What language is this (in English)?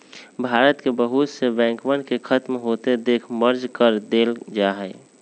Magahi